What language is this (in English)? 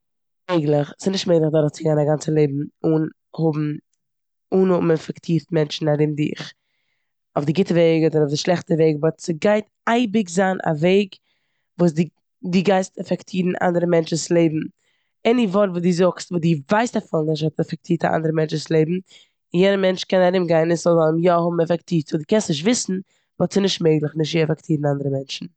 Yiddish